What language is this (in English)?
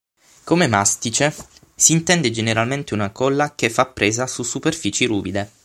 Italian